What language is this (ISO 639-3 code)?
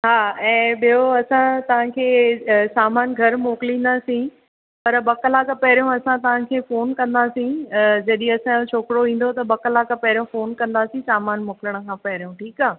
snd